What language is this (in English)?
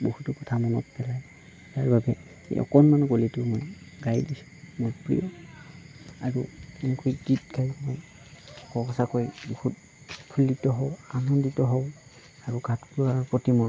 Assamese